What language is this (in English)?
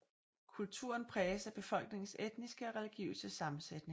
Danish